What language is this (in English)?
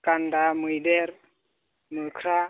Bodo